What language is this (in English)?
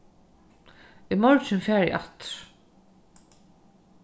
Faroese